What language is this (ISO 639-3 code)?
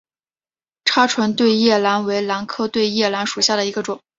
zho